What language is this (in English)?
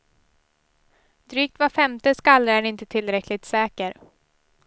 Swedish